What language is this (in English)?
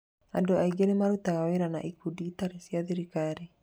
Kikuyu